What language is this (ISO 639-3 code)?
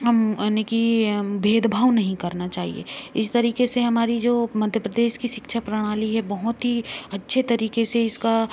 hin